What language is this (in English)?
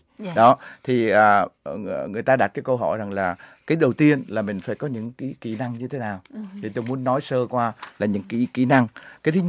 Vietnamese